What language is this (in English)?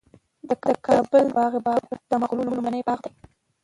Pashto